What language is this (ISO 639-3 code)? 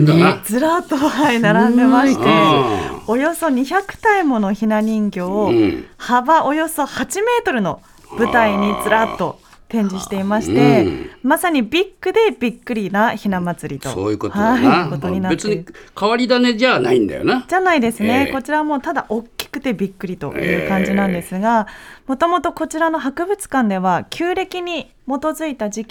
jpn